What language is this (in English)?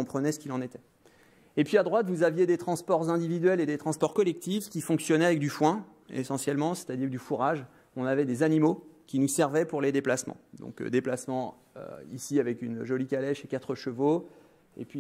French